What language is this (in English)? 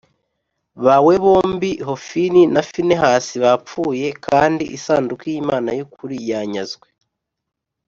Kinyarwanda